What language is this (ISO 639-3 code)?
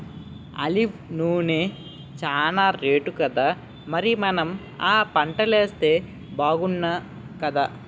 tel